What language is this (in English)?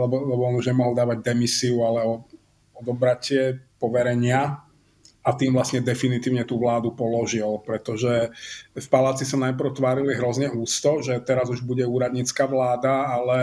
Slovak